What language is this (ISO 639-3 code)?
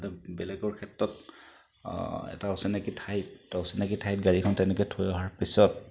asm